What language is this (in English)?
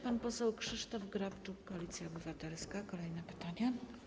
Polish